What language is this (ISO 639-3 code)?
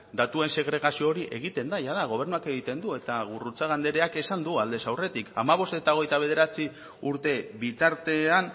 eus